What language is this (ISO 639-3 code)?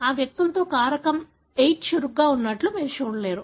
tel